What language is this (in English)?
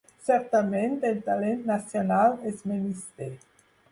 Catalan